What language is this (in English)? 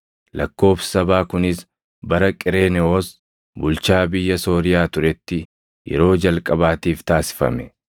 Oromo